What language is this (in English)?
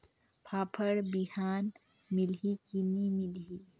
Chhattisgarhi